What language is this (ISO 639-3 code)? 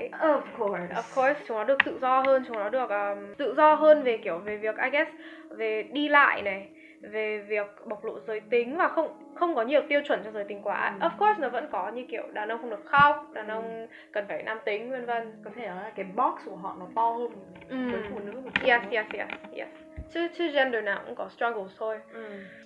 vie